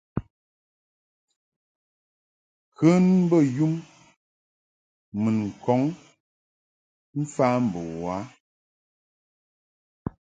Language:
Mungaka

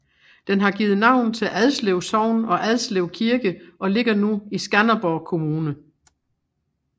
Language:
Danish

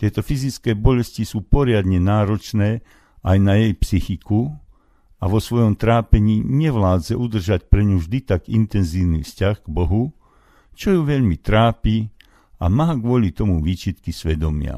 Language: Slovak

